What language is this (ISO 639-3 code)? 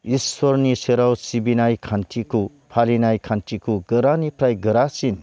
brx